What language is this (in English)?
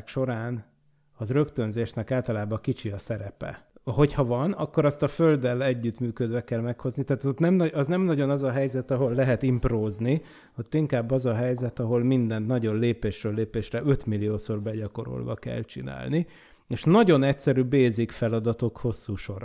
Hungarian